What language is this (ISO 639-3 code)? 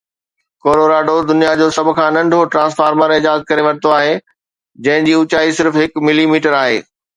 snd